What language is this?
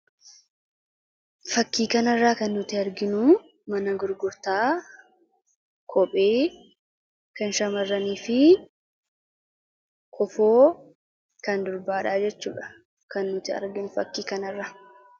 Oromo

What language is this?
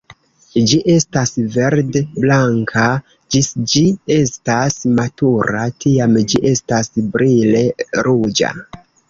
Esperanto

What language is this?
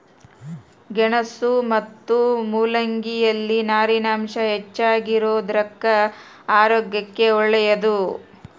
Kannada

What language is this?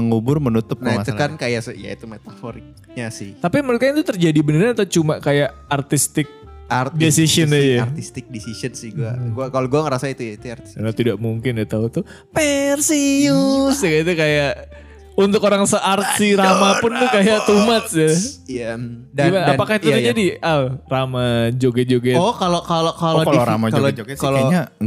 Indonesian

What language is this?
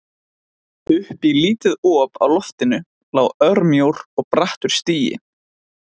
Icelandic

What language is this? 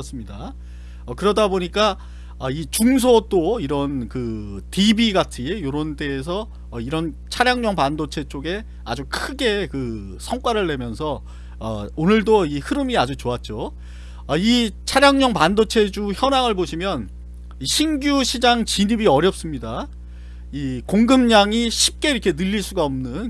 Korean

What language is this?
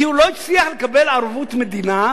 Hebrew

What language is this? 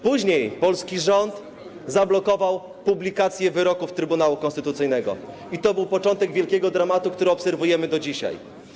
Polish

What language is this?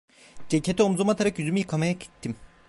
Turkish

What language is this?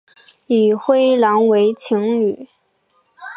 Chinese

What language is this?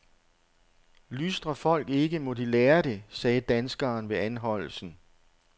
Danish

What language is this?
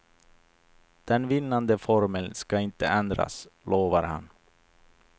Swedish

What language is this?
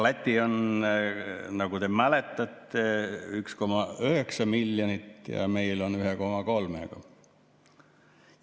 Estonian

